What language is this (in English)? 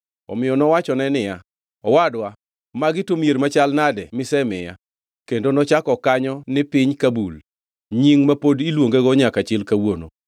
Luo (Kenya and Tanzania)